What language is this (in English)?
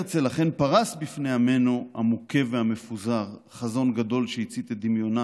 Hebrew